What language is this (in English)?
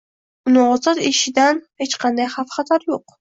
Uzbek